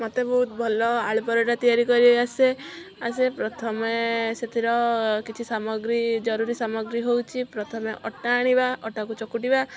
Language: Odia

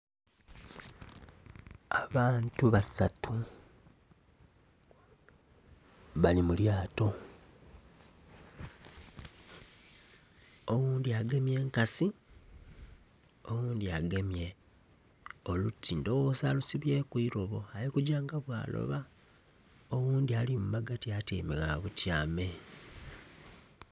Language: Soga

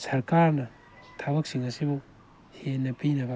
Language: Manipuri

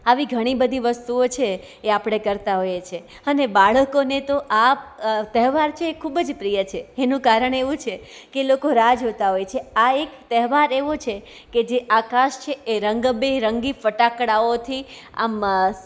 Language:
Gujarati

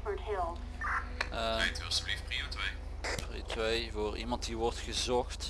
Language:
Dutch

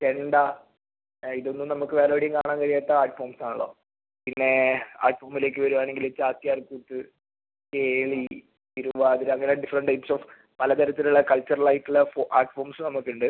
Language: Malayalam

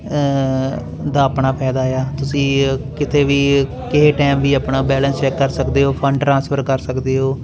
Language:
Punjabi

